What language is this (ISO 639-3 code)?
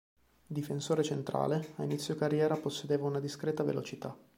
ita